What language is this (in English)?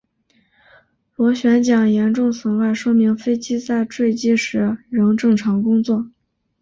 Chinese